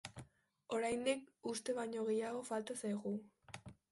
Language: Basque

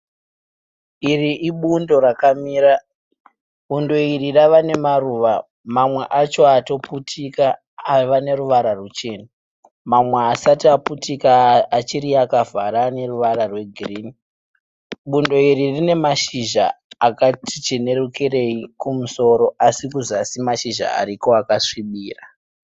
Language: Shona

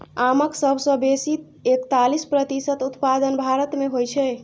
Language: Maithili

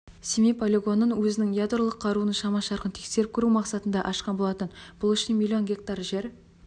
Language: Kazakh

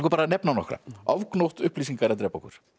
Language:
Icelandic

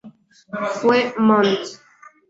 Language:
Spanish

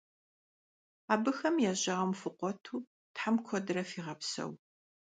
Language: Kabardian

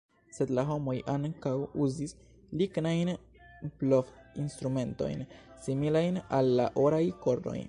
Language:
Esperanto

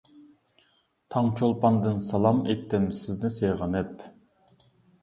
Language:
Uyghur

